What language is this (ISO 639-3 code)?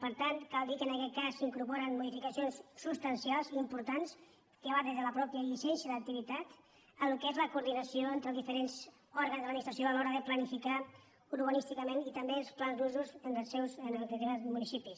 cat